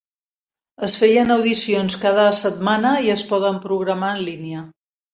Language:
Catalan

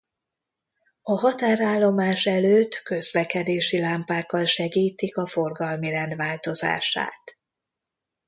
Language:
Hungarian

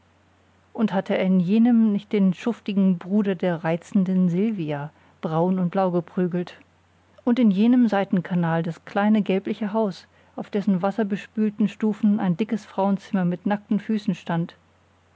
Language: German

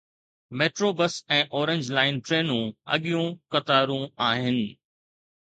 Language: Sindhi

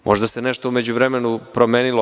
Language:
Serbian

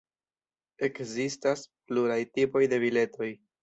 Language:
Esperanto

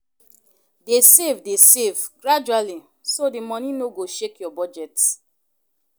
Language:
Nigerian Pidgin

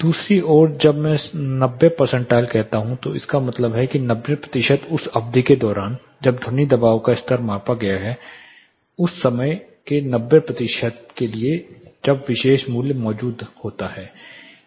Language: Hindi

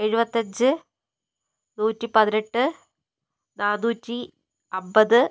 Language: Malayalam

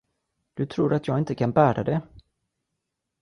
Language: Swedish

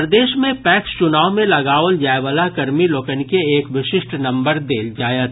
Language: Maithili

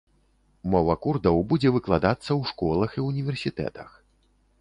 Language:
Belarusian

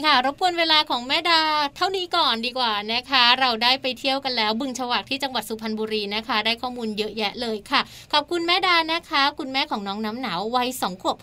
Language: Thai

